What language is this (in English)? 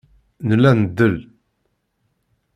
Kabyle